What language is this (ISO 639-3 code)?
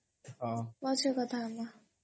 ori